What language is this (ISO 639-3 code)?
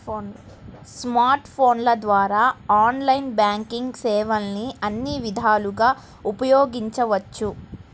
tel